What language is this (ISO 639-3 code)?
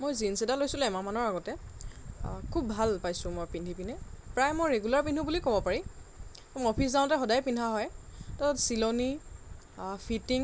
asm